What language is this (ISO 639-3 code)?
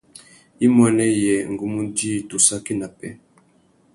bag